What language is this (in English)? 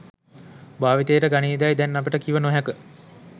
Sinhala